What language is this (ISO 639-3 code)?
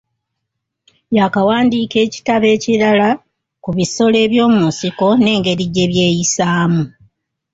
lug